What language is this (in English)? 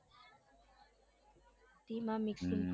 Gujarati